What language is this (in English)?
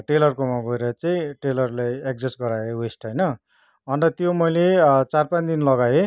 Nepali